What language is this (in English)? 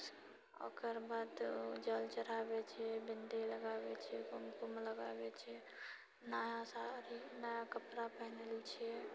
Maithili